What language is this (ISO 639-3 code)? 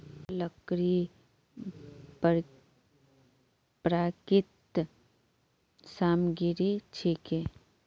mag